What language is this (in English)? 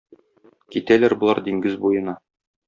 Tatar